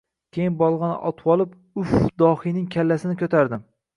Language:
Uzbek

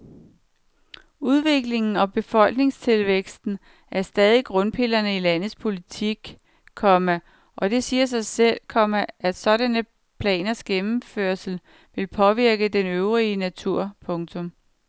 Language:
Danish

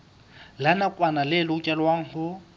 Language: Southern Sotho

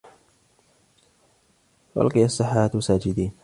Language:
Arabic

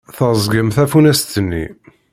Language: Kabyle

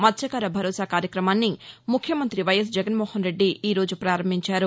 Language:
Telugu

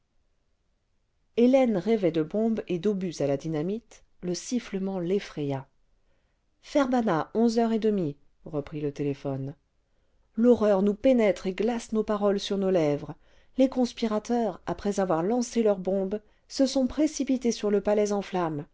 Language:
French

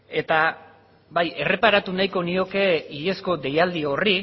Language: Basque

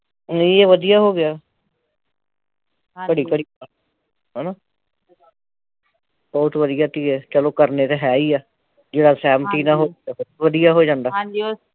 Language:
Punjabi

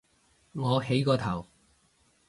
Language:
Cantonese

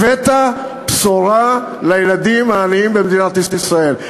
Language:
Hebrew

